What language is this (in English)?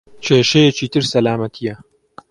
Central Kurdish